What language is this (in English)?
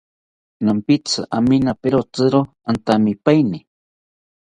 South Ucayali Ashéninka